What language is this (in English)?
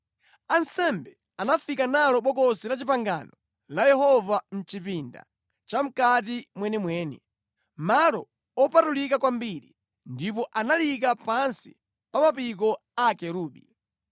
Nyanja